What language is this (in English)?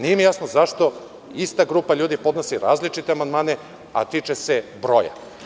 Serbian